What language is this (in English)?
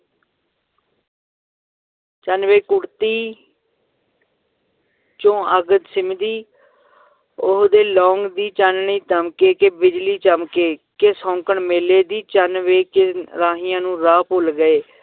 Punjabi